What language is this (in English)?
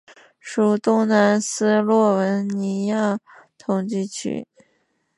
Chinese